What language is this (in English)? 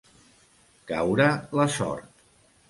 Catalan